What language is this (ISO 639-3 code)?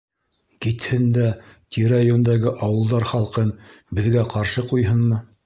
bak